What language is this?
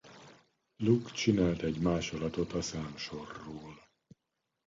Hungarian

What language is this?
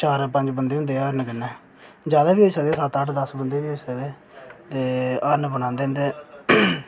Dogri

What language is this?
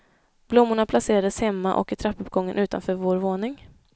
Swedish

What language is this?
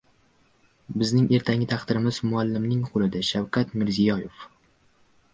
Uzbek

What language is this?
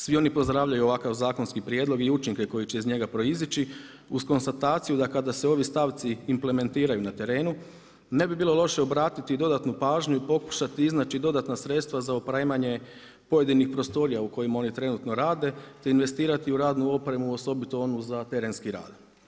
Croatian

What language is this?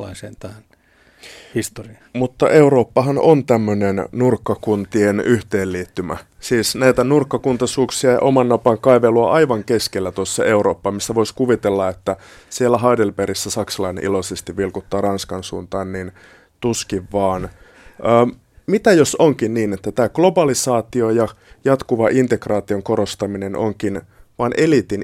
Finnish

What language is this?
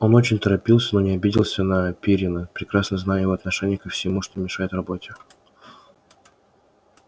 Russian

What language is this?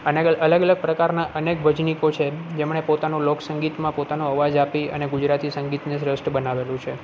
Gujarati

